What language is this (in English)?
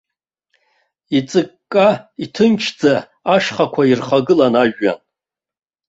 Abkhazian